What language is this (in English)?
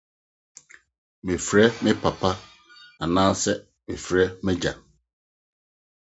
Akan